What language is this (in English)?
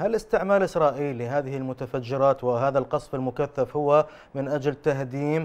Arabic